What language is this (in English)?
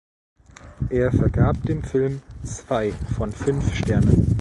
German